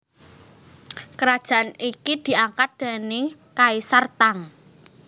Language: Javanese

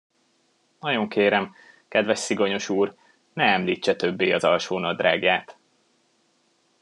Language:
Hungarian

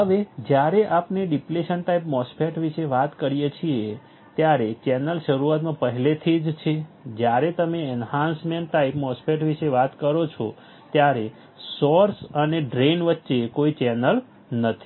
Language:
Gujarati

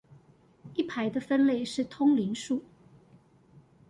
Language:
Chinese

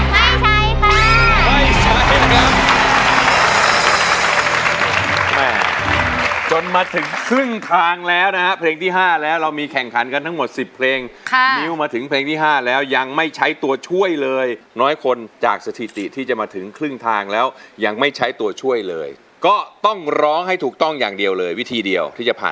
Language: Thai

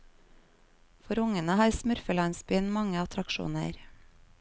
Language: Norwegian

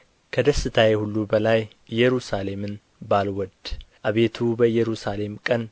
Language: Amharic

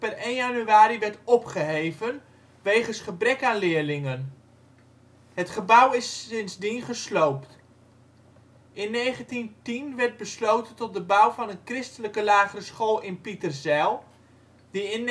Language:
Dutch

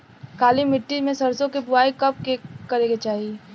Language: Bhojpuri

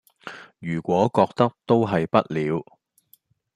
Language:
Cantonese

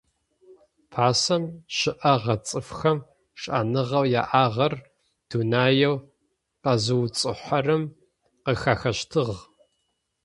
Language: Adyghe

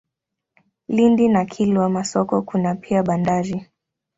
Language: Swahili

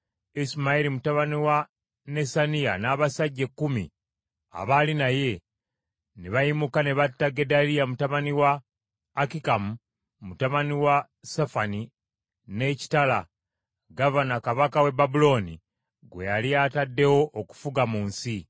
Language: Ganda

